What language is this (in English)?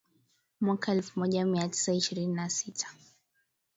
Swahili